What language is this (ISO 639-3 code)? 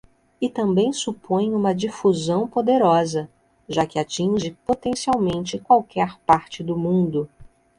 por